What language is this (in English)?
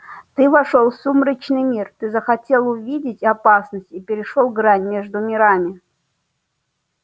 Russian